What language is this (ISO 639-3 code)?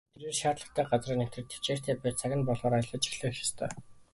mon